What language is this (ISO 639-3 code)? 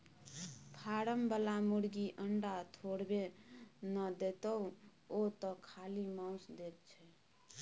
mai